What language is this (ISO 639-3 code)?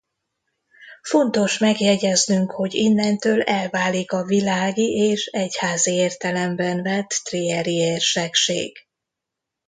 hun